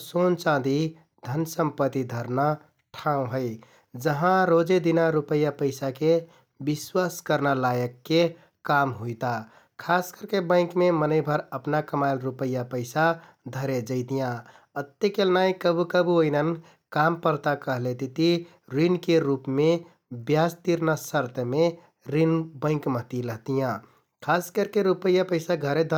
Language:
Kathoriya Tharu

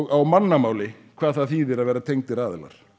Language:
Icelandic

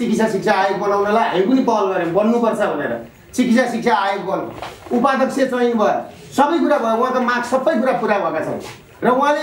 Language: Korean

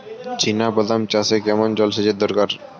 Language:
Bangla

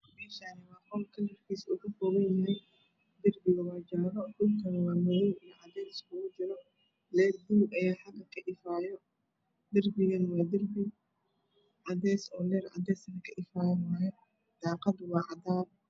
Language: Somali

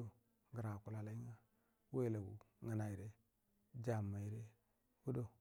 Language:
Buduma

